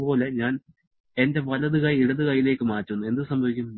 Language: Malayalam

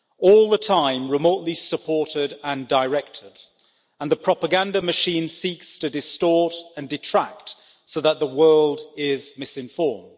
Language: English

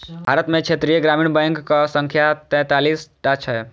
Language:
Maithili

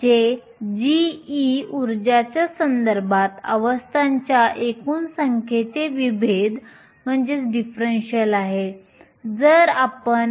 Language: Marathi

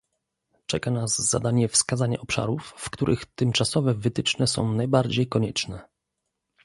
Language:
Polish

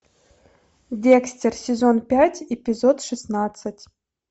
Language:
Russian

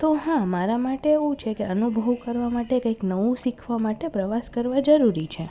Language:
Gujarati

